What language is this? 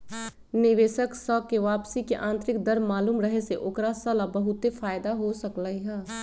Magahi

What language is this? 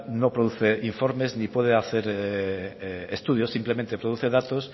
Spanish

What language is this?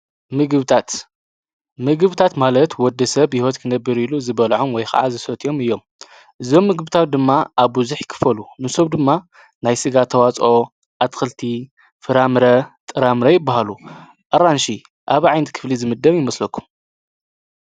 Tigrinya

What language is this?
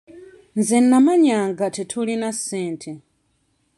Ganda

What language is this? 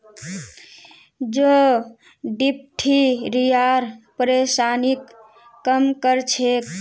Magahi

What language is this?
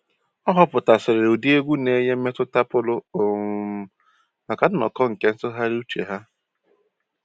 Igbo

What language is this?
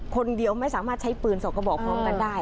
Thai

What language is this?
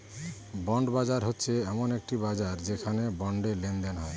Bangla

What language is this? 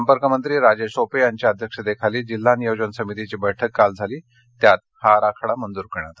Marathi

